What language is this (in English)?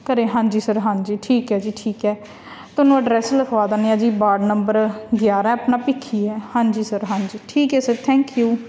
Punjabi